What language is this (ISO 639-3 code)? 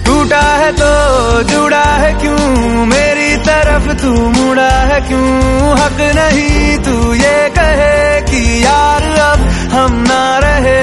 hin